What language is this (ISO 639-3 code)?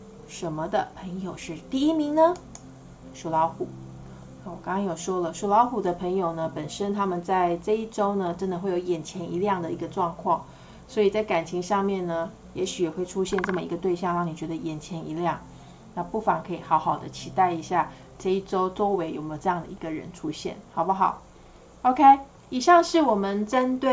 zho